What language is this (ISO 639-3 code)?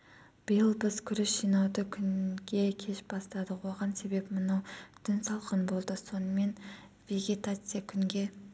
kaz